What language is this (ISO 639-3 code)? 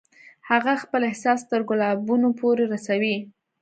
pus